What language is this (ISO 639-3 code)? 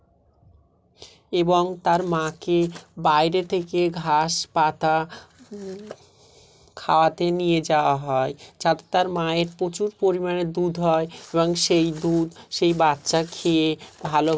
ben